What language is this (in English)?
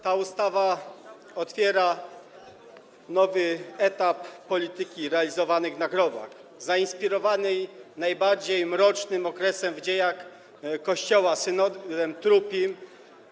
Polish